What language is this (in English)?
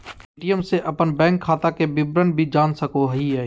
Magahi